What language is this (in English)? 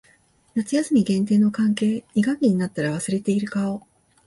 Japanese